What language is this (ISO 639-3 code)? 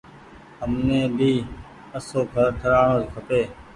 gig